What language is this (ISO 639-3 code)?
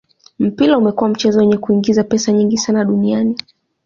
swa